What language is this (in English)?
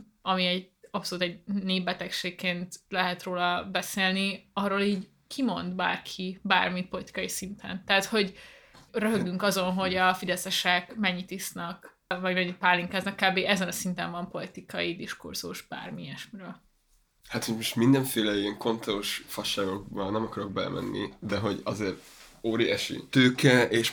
Hungarian